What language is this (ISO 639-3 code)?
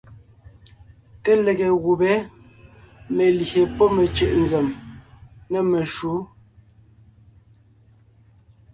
nnh